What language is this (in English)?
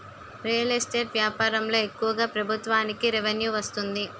Telugu